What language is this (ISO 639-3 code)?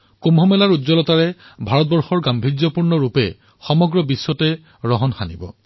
asm